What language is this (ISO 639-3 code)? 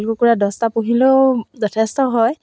asm